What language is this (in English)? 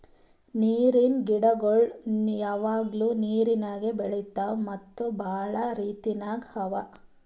Kannada